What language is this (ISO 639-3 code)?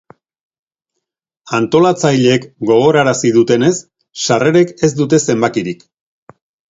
eus